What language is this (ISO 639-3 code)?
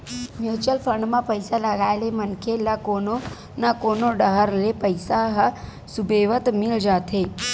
hne